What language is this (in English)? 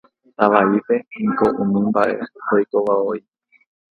Guarani